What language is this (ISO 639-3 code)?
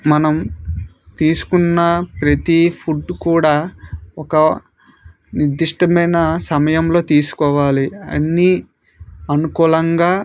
tel